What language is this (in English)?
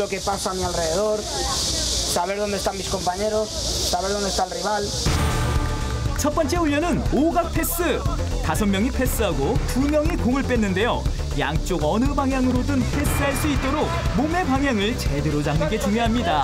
Korean